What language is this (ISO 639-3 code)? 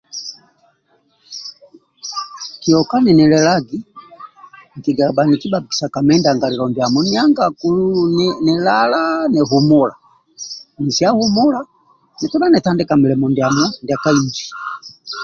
rwm